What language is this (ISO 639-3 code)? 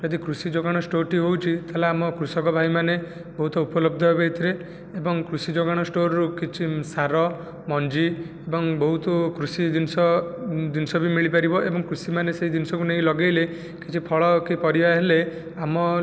ori